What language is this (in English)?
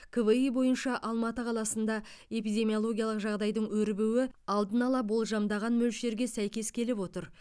Kazakh